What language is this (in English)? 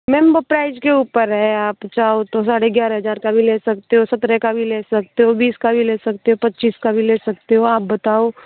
Hindi